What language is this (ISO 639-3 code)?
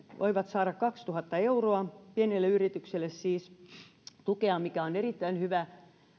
fin